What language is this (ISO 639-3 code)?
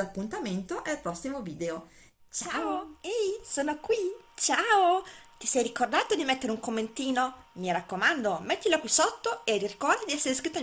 ita